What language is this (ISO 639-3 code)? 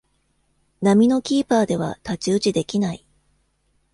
jpn